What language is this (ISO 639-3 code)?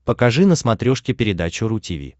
rus